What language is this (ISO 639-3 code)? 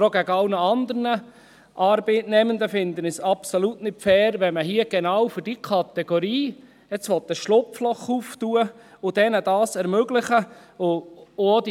gsw